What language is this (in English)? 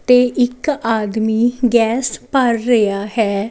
Punjabi